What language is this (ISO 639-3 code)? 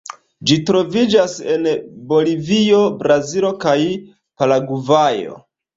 epo